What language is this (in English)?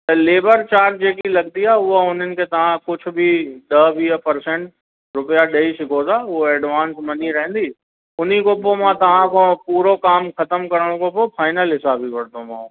Sindhi